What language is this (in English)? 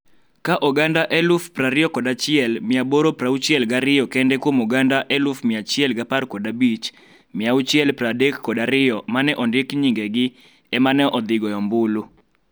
Luo (Kenya and Tanzania)